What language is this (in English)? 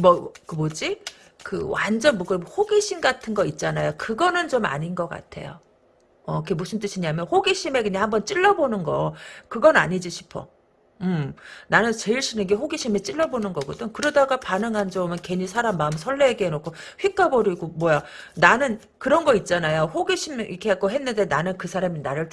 Korean